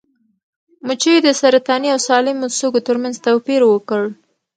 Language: Pashto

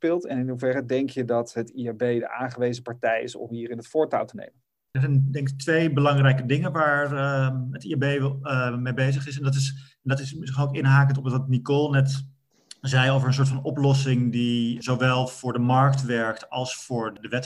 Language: Dutch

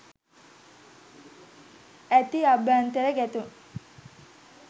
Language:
Sinhala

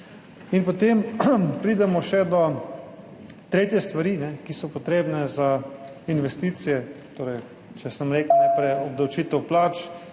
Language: Slovenian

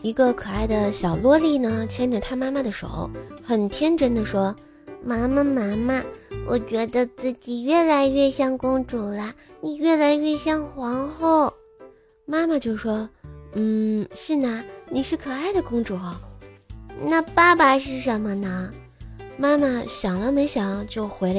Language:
Chinese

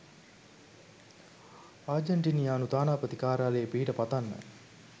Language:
Sinhala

